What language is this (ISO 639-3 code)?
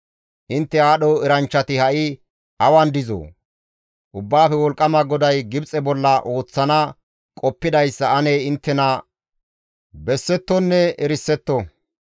gmv